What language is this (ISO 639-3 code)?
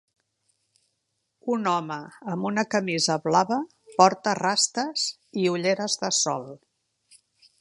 cat